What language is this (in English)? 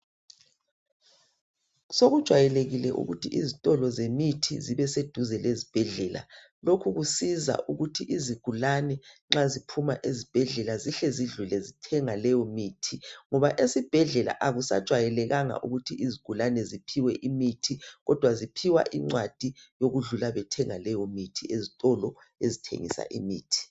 North Ndebele